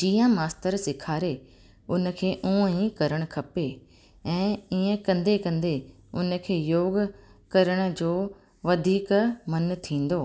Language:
Sindhi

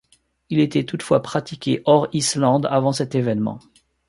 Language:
French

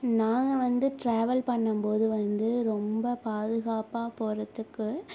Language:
Tamil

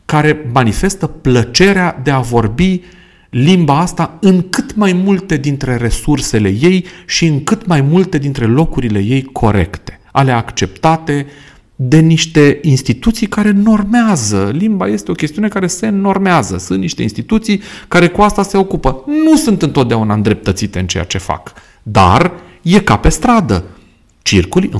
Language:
Romanian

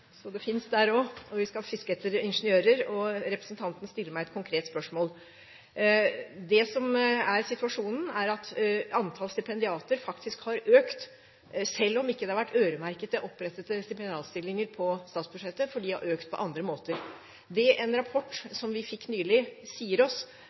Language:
Norwegian Bokmål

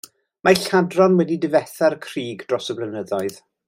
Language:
Welsh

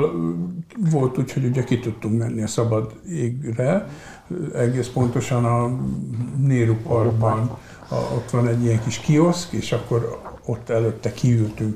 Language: Hungarian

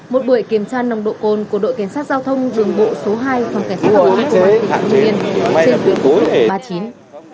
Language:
Vietnamese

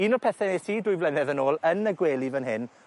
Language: Welsh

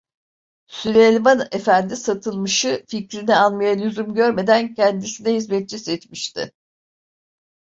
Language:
Turkish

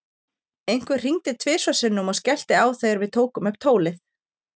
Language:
Icelandic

